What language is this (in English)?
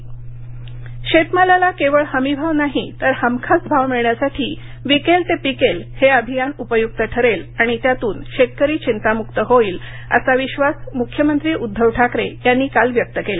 Marathi